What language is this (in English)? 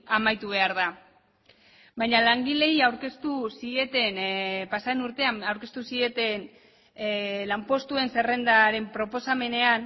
Basque